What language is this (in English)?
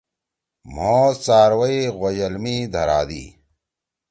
Torwali